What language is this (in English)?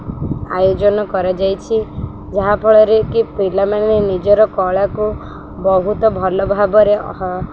Odia